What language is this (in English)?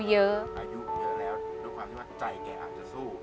Thai